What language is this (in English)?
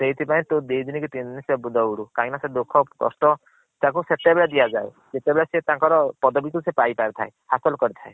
Odia